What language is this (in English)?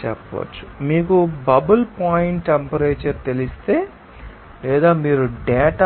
Telugu